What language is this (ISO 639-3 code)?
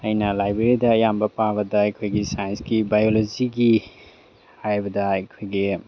mni